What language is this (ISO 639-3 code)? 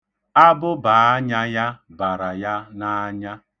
ibo